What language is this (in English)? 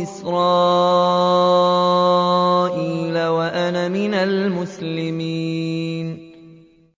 Arabic